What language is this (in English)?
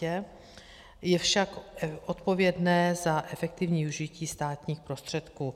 Czech